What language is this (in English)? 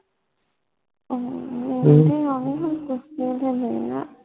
Punjabi